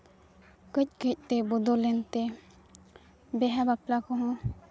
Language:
Santali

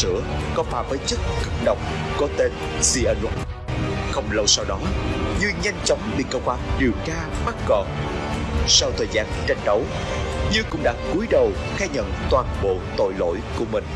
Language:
Vietnamese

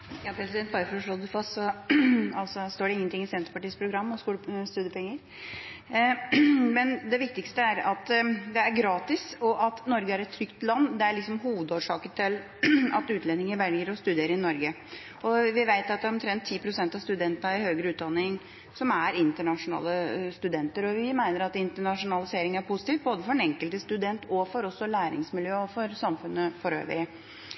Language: Norwegian Bokmål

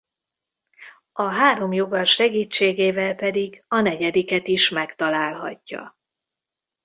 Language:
Hungarian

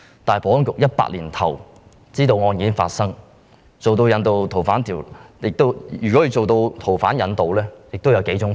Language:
Cantonese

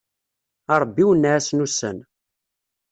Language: Kabyle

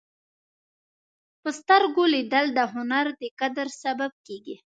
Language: Pashto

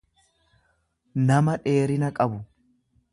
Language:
Oromo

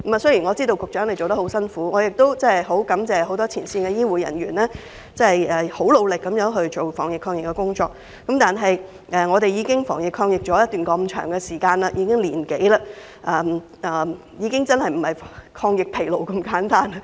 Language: Cantonese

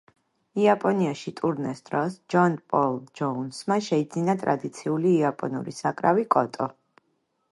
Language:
Georgian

